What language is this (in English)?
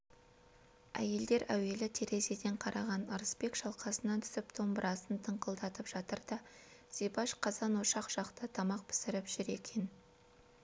Kazakh